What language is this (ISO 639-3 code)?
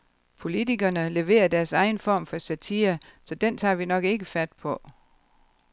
dan